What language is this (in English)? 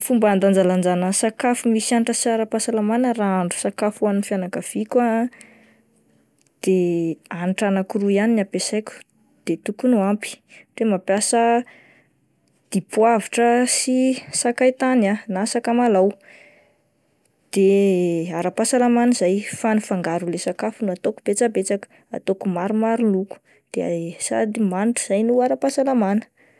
Malagasy